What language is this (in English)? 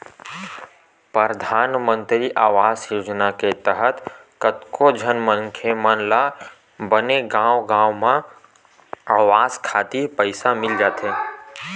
Chhattisgarhi